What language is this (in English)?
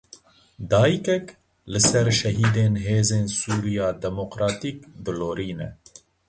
Kurdish